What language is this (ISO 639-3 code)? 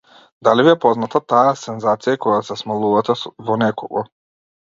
mkd